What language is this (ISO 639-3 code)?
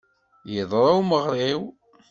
kab